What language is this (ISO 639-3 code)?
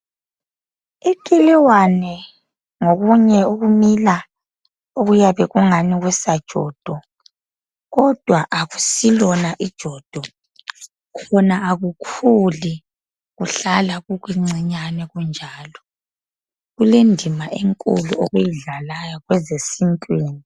nde